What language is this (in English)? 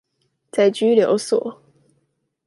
Chinese